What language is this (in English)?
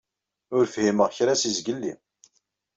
Kabyle